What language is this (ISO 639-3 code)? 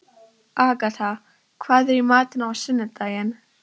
isl